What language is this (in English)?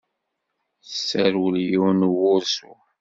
Kabyle